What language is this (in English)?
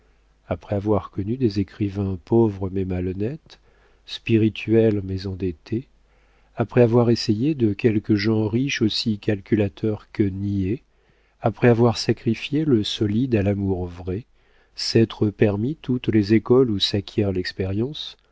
French